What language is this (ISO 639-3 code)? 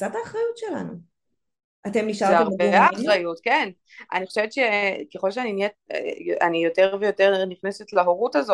heb